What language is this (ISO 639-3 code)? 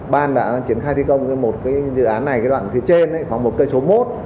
vie